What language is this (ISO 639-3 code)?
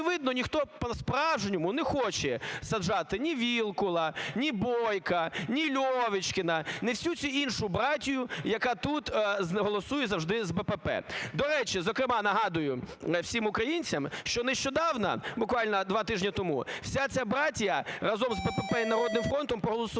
ukr